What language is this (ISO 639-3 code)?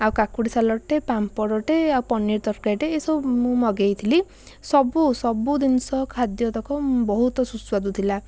ori